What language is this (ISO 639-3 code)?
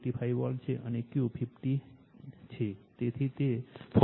guj